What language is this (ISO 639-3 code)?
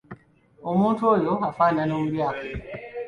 lug